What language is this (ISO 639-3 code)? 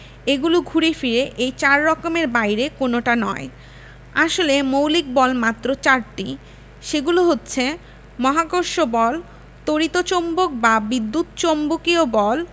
ben